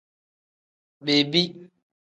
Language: Tem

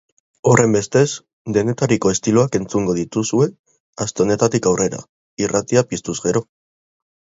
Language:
Basque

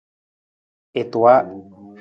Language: Nawdm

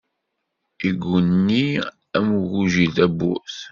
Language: Kabyle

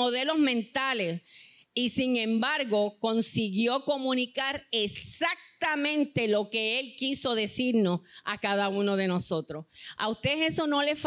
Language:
Spanish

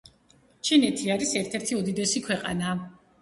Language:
Georgian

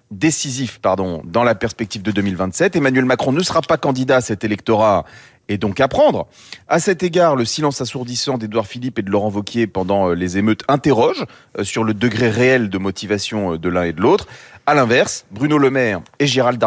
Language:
French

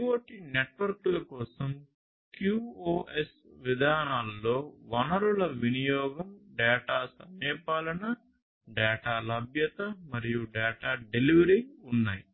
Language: Telugu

